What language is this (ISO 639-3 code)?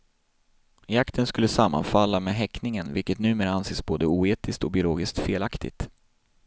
swe